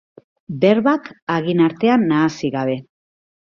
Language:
Basque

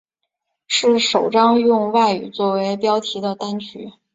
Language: Chinese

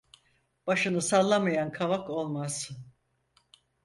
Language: Turkish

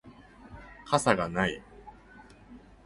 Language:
Japanese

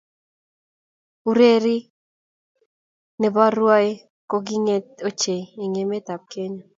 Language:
Kalenjin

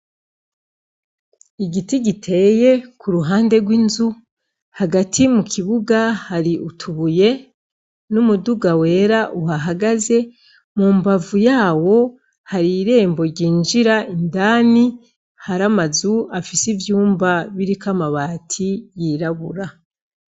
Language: Rundi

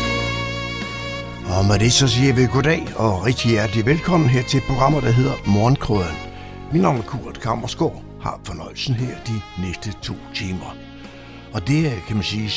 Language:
Danish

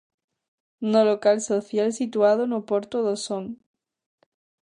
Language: Galician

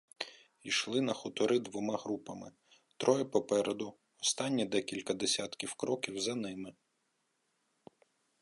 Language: Ukrainian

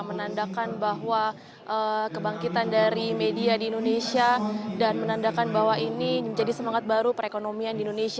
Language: Indonesian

